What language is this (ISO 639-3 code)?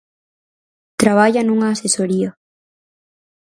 glg